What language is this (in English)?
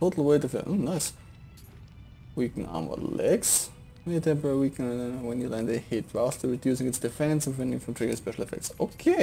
German